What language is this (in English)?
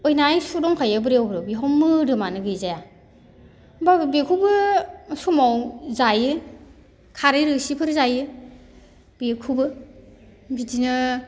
Bodo